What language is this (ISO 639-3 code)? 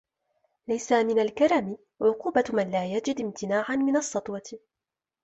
ara